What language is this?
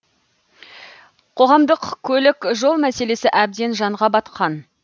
Kazakh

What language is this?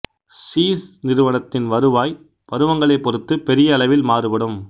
Tamil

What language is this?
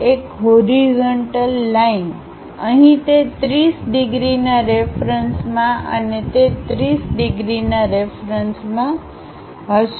Gujarati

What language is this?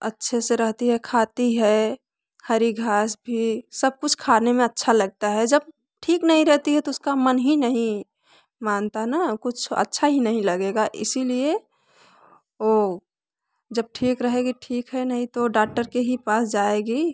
Hindi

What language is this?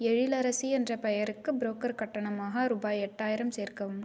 Tamil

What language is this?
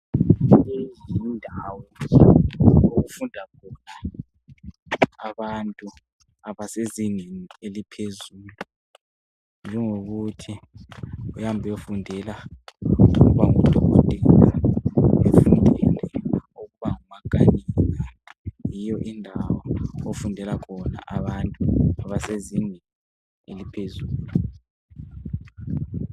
North Ndebele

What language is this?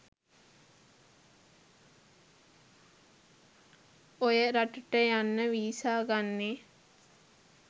Sinhala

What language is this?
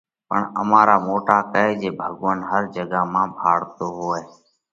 Parkari Koli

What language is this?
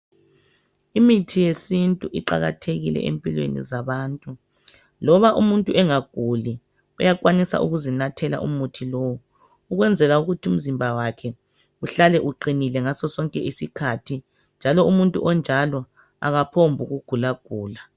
North Ndebele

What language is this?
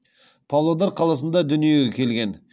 Kazakh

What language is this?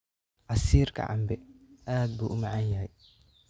Somali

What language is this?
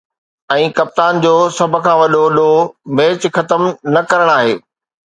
Sindhi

